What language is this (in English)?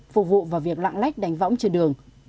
Vietnamese